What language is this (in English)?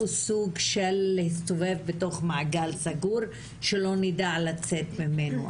Hebrew